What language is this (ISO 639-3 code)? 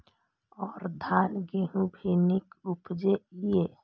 mai